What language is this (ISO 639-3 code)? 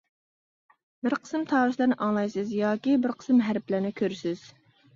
uig